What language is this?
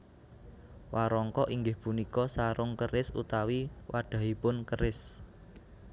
Javanese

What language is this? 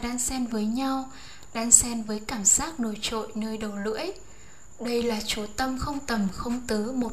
Vietnamese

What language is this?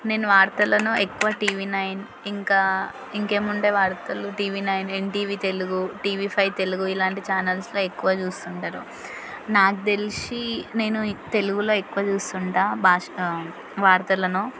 Telugu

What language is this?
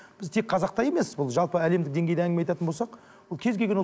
Kazakh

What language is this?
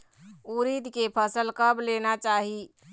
Chhattisgarhi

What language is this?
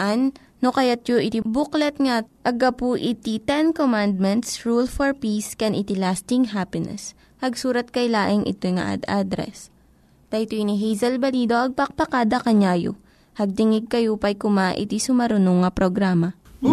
Filipino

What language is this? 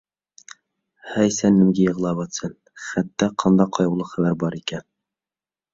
Uyghur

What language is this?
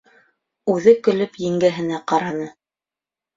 Bashkir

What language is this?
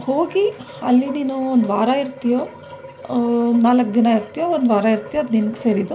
Kannada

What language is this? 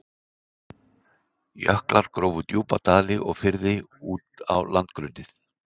Icelandic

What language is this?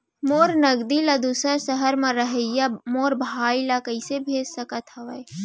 Chhattisgarhi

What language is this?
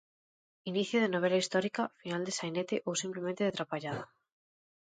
Galician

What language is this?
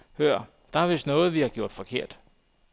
Danish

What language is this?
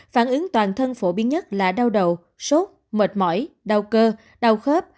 Vietnamese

